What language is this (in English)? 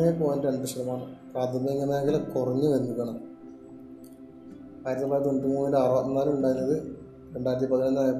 Malayalam